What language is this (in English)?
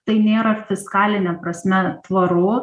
Lithuanian